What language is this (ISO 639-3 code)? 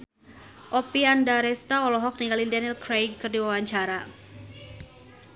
sun